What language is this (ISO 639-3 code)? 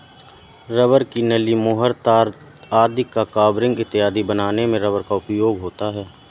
hin